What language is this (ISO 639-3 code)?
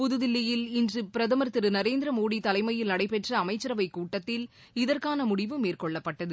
tam